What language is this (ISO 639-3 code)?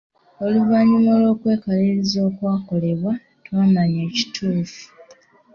lug